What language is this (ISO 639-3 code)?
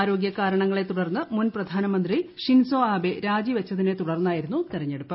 mal